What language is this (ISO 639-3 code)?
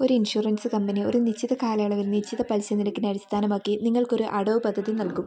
mal